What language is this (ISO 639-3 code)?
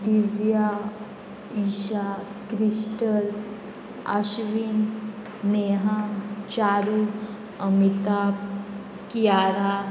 kok